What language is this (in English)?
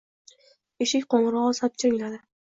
Uzbek